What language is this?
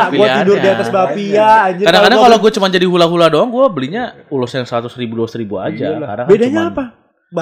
Indonesian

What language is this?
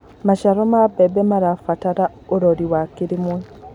Kikuyu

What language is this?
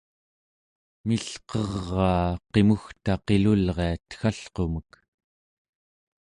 Central Yupik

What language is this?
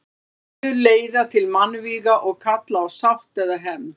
Icelandic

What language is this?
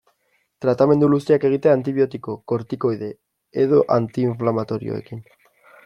Basque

